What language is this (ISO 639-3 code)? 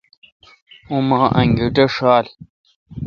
xka